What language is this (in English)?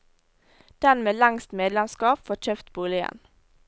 Norwegian